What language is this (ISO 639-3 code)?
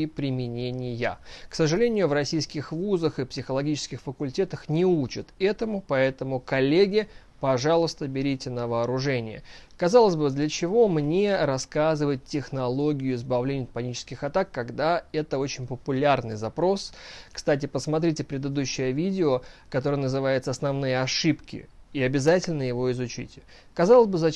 rus